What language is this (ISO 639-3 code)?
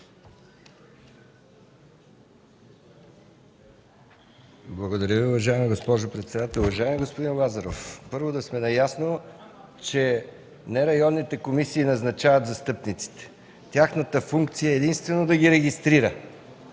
bul